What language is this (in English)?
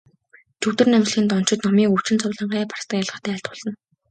Mongolian